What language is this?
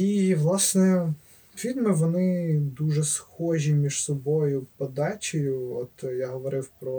Ukrainian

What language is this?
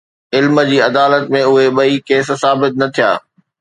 Sindhi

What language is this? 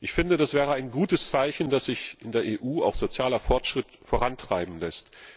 German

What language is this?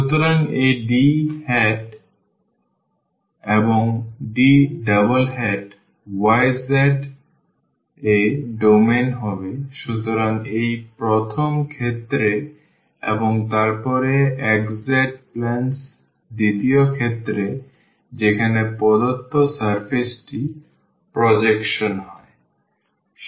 Bangla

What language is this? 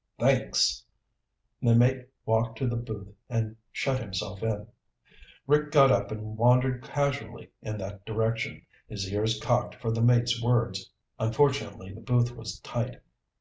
English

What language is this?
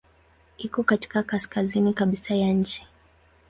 Swahili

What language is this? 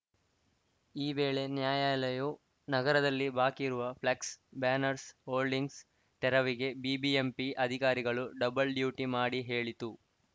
Kannada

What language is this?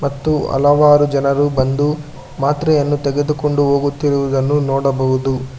Kannada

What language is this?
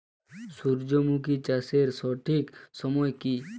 Bangla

